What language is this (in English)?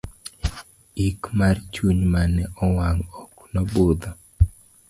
Luo (Kenya and Tanzania)